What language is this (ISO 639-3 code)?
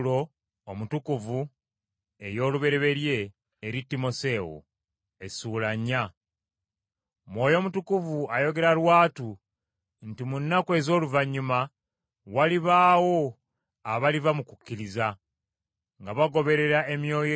lug